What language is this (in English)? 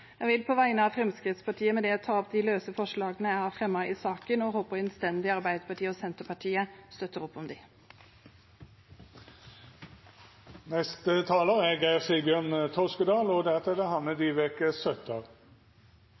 Norwegian